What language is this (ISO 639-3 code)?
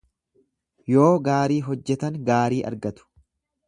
orm